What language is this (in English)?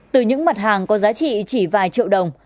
Vietnamese